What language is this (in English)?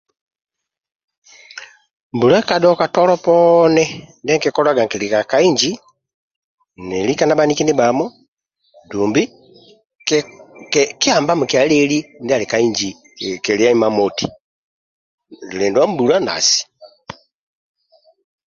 Amba (Uganda)